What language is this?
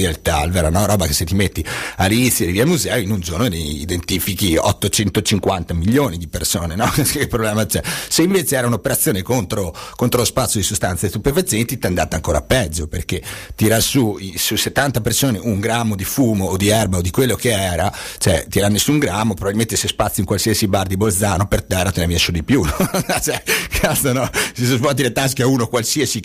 Italian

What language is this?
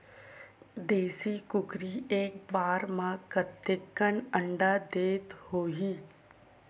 Chhattisgarhi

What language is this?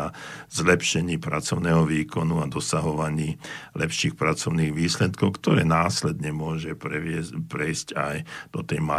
Slovak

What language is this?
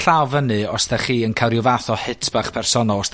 Welsh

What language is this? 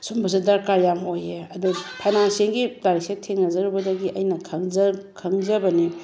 Manipuri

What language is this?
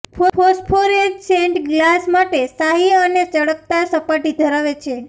Gujarati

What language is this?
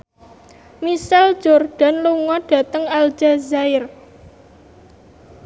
Javanese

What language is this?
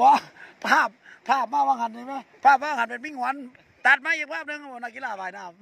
Thai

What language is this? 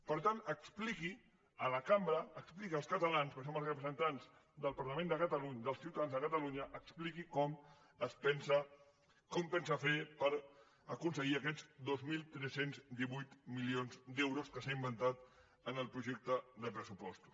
Catalan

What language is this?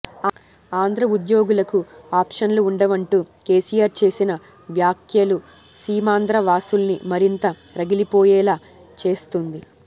Telugu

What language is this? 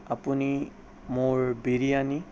Assamese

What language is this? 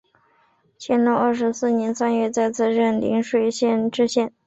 Chinese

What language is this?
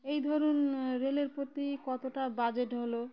Bangla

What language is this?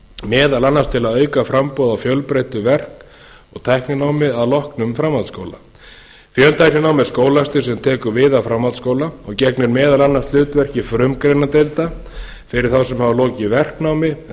Icelandic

